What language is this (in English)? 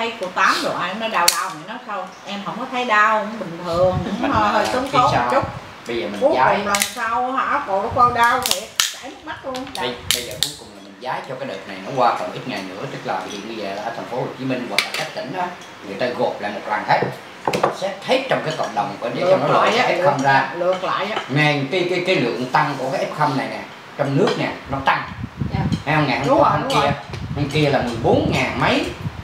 Vietnamese